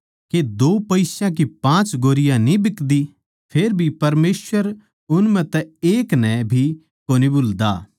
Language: Haryanvi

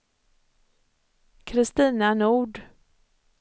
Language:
Swedish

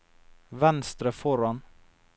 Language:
Norwegian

